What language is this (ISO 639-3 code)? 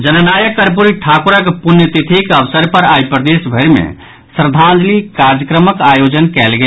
mai